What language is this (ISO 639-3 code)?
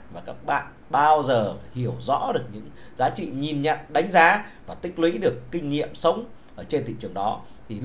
vie